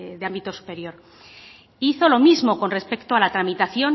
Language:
Spanish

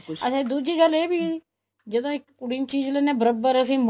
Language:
Punjabi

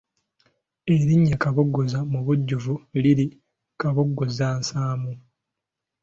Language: Ganda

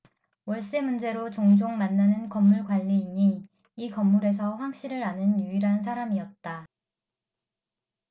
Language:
Korean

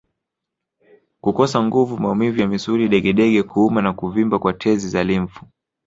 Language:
Swahili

